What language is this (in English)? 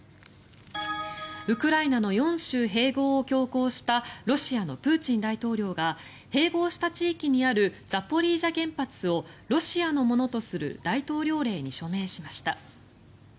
Japanese